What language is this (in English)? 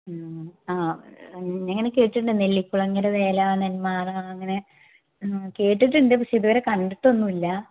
Malayalam